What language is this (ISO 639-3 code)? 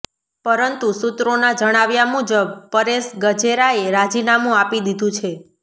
guj